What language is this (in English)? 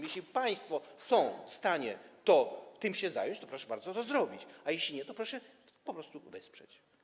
Polish